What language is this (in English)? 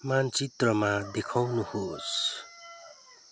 Nepali